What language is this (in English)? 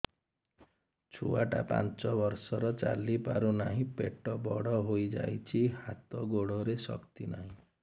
Odia